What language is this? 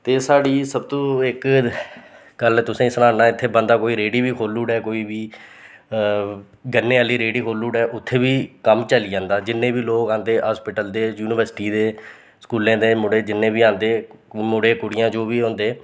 Dogri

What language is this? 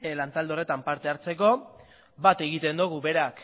Basque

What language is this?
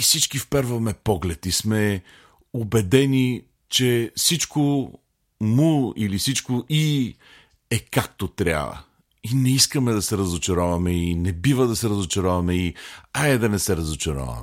Bulgarian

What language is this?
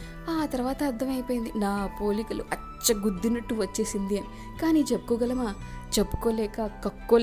Telugu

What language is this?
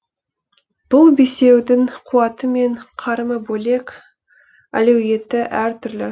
Kazakh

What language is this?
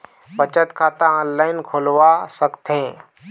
Chhattisgarhi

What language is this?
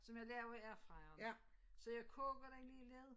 Danish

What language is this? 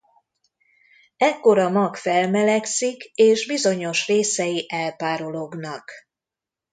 Hungarian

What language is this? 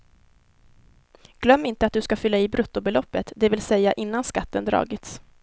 Swedish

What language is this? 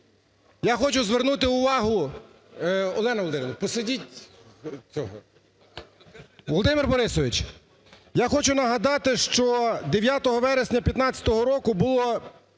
Ukrainian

